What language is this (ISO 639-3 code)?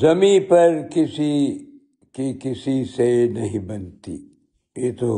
urd